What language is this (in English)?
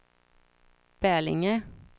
Swedish